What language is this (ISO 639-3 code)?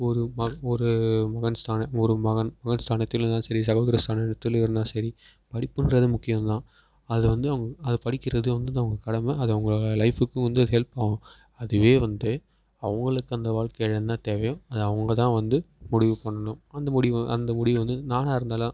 tam